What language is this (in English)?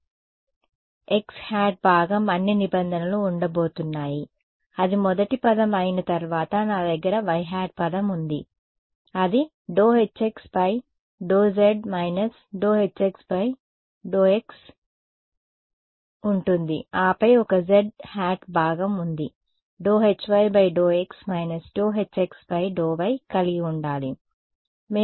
Telugu